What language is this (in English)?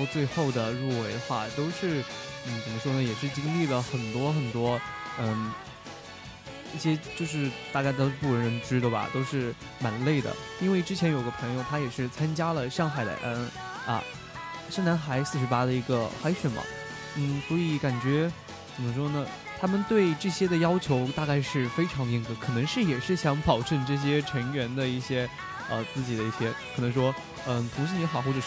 Chinese